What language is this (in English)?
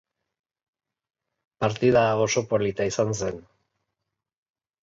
Basque